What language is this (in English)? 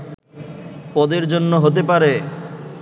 Bangla